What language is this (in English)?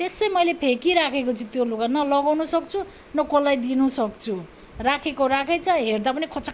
Nepali